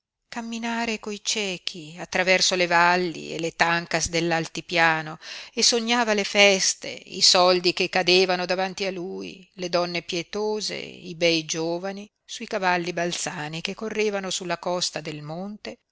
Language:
Italian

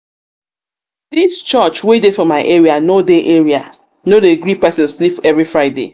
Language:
Nigerian Pidgin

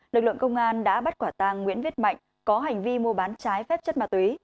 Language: Vietnamese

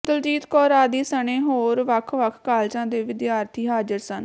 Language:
Punjabi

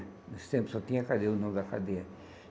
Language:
Portuguese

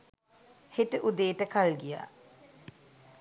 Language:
Sinhala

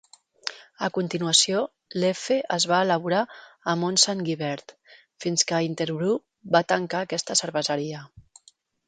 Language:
Catalan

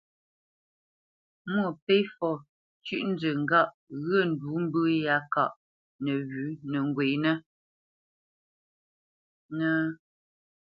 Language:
Bamenyam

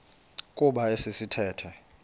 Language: Xhosa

